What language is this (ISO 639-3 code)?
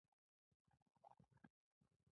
pus